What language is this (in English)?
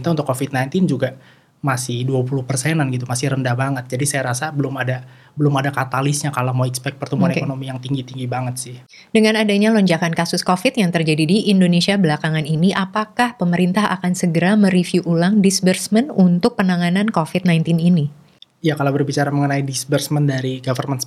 Indonesian